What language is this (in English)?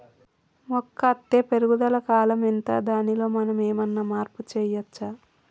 Telugu